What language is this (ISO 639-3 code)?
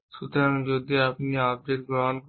ben